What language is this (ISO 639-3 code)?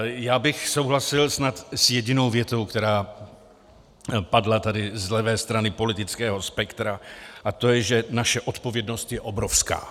ces